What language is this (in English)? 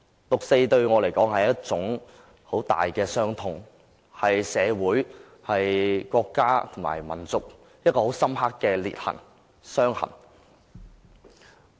Cantonese